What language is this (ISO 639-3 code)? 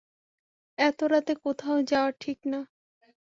ben